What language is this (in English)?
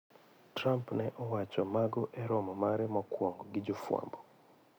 Luo (Kenya and Tanzania)